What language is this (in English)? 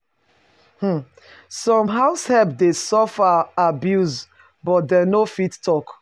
Nigerian Pidgin